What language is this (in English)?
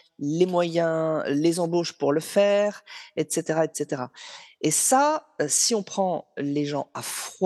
French